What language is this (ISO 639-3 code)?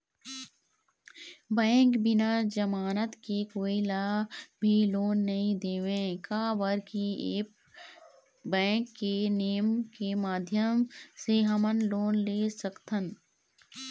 hne